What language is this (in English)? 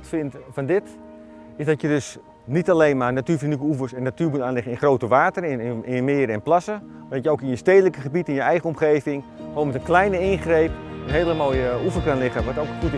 Dutch